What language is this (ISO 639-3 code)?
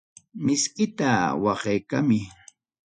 quy